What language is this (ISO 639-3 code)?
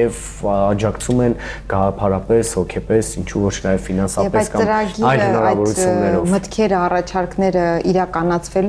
ron